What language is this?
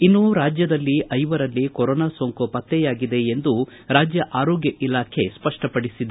Kannada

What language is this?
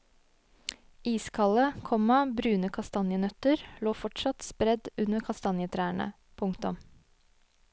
Norwegian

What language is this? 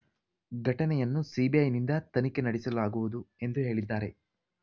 Kannada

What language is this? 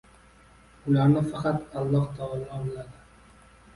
Uzbek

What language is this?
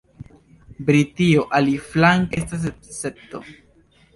Esperanto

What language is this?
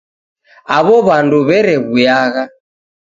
Taita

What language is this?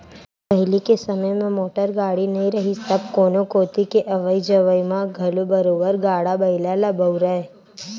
Chhattisgarhi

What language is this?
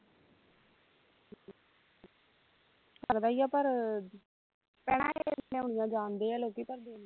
Punjabi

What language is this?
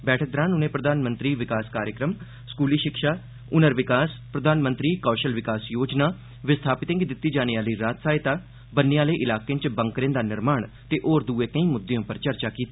Dogri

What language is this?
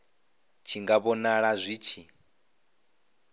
Venda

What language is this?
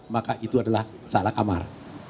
Indonesian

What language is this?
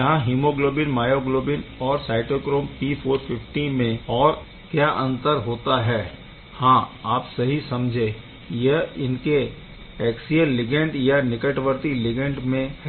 Hindi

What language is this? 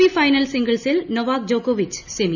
Malayalam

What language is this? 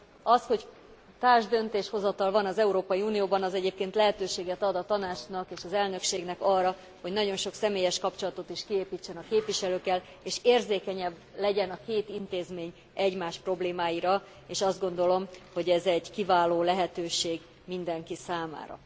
Hungarian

